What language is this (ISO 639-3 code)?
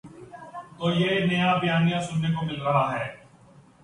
urd